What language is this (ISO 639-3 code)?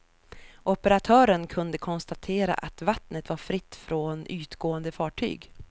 swe